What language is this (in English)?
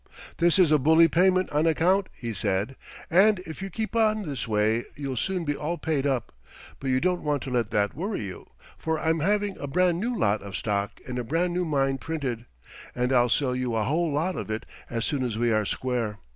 English